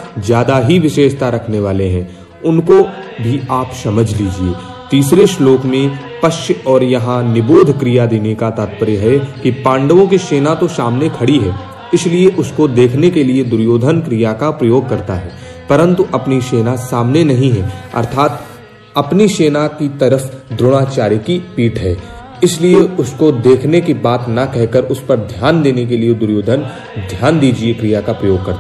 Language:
Hindi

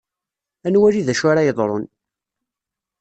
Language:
Kabyle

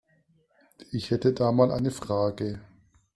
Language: German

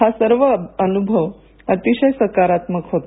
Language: Marathi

